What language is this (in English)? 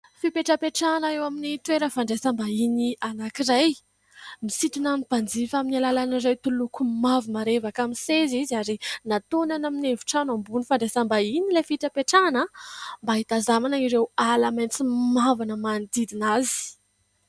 Malagasy